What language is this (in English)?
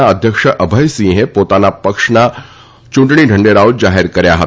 Gujarati